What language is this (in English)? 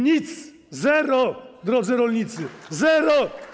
Polish